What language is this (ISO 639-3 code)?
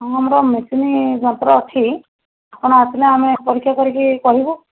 ori